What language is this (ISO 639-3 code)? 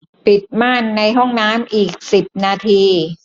tha